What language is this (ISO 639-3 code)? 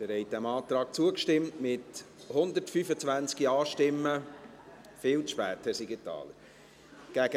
gsw